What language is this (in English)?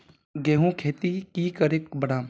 Magahi